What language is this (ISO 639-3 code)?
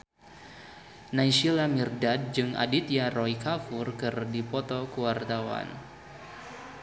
sun